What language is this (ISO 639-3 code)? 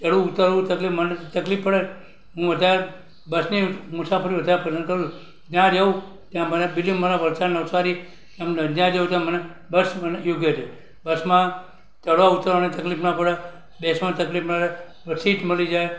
guj